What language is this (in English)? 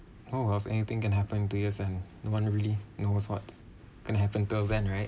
English